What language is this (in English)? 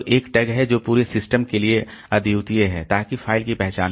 Hindi